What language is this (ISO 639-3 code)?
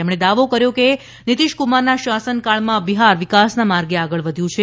guj